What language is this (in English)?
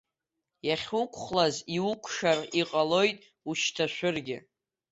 Abkhazian